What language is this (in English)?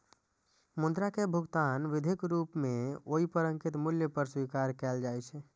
Maithili